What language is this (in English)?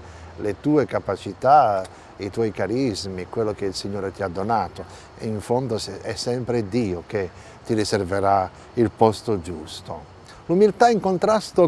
Italian